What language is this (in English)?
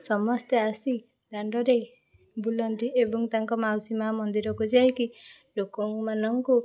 Odia